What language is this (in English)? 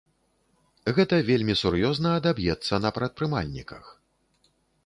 Belarusian